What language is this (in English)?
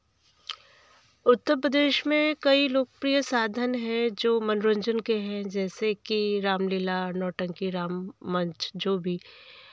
Hindi